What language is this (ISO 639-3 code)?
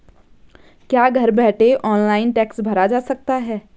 hin